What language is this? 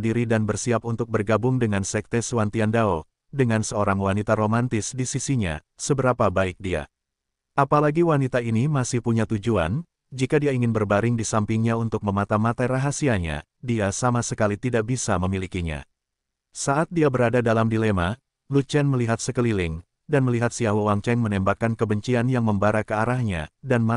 Indonesian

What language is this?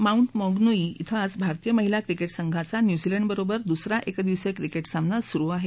Marathi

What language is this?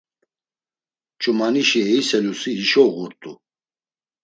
Laz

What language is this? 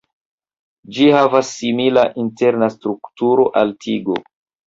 Esperanto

